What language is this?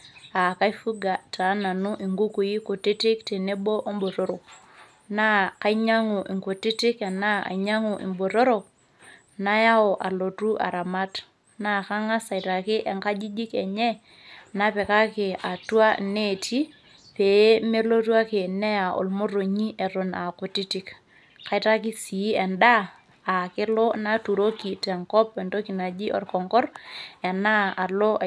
Masai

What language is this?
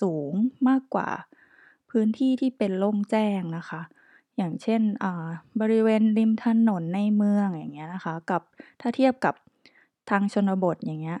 Thai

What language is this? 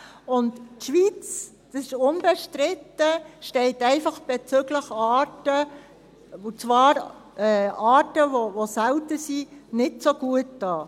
Swiss German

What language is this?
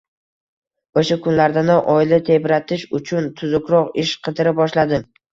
Uzbek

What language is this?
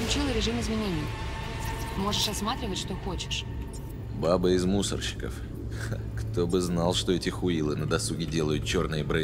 Russian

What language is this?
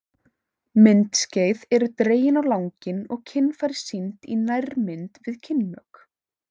Icelandic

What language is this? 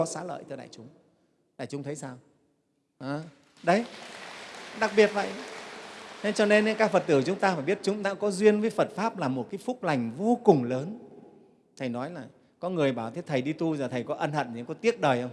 Vietnamese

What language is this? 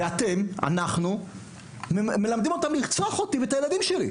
Hebrew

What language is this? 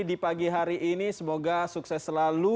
Indonesian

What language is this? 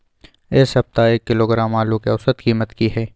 Maithili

